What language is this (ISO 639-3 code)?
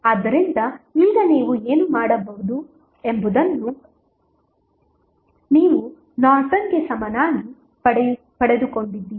kan